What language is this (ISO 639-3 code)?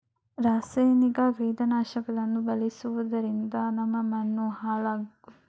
kan